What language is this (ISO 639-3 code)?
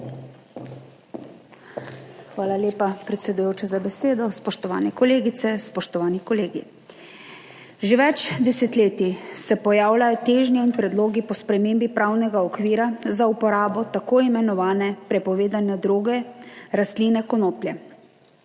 slv